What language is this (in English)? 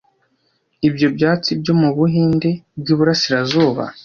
Kinyarwanda